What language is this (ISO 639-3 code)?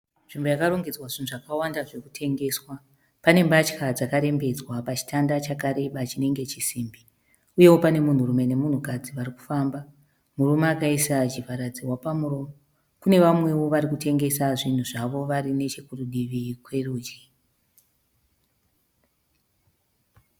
sna